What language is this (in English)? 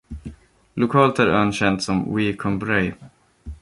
Swedish